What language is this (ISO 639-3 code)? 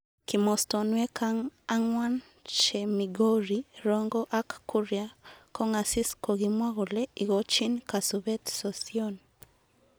kln